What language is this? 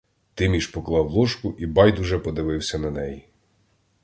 Ukrainian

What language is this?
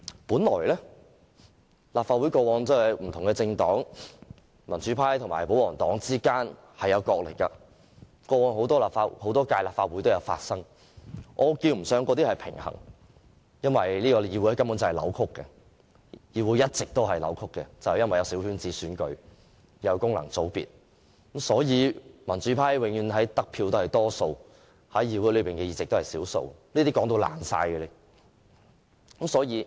Cantonese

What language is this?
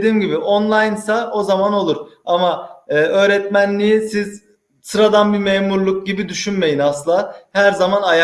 Turkish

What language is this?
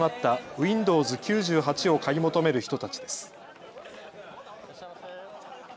Japanese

